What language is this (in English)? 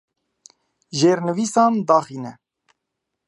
Kurdish